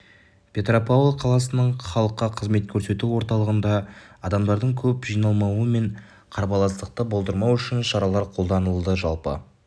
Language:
Kazakh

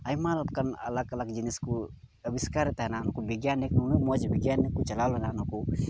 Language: Santali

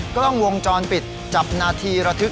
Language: Thai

